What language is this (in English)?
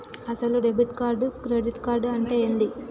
Telugu